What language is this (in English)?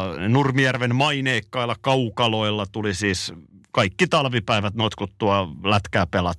Finnish